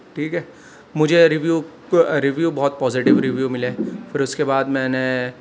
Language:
Urdu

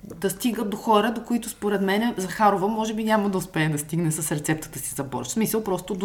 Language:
Bulgarian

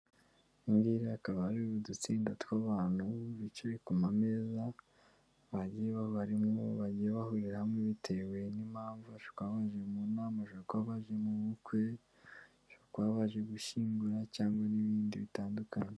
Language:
Kinyarwanda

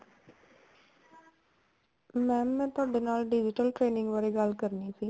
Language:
Punjabi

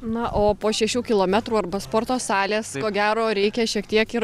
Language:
Lithuanian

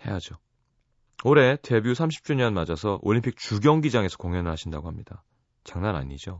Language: Korean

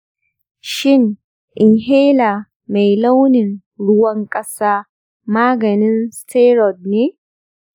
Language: Hausa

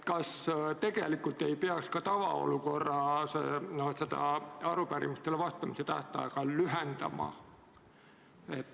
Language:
Estonian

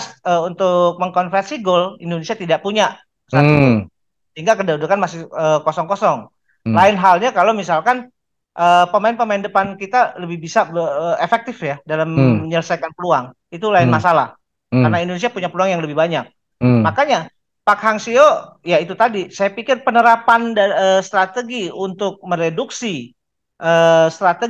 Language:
Indonesian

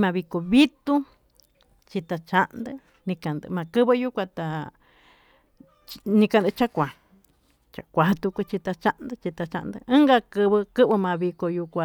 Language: Tututepec Mixtec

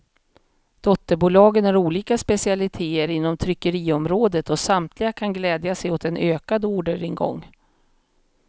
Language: Swedish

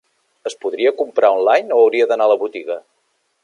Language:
Catalan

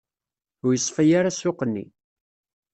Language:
Kabyle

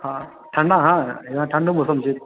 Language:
Maithili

